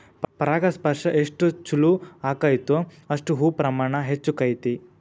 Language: Kannada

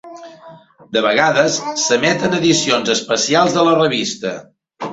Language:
Catalan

